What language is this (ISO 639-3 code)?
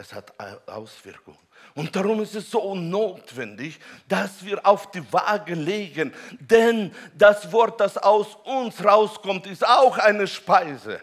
deu